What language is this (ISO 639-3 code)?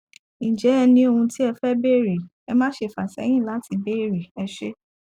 yor